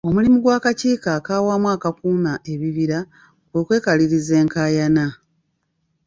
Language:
Ganda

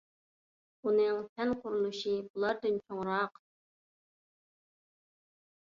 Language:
Uyghur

